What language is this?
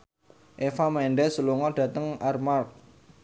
Javanese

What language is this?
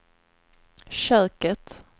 Swedish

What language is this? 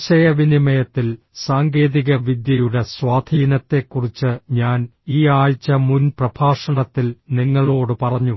Malayalam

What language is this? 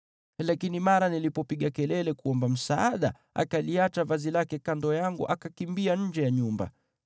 Swahili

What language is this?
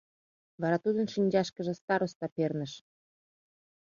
Mari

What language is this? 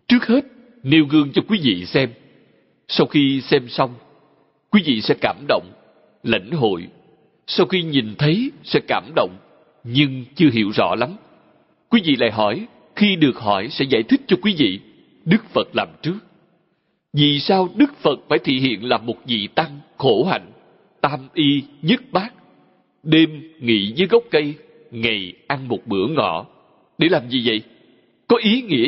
Vietnamese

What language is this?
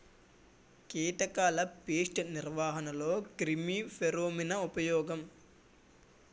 Telugu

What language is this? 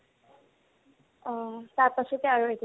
Assamese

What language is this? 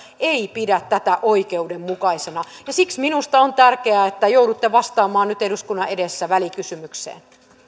Finnish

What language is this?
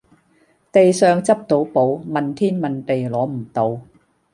Cantonese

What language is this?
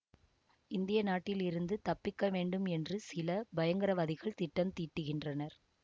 Tamil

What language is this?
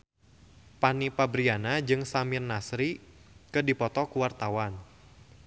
Sundanese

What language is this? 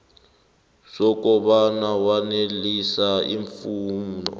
South Ndebele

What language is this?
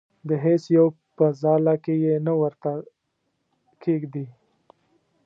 Pashto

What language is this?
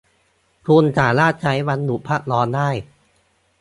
Thai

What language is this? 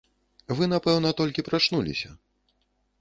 Russian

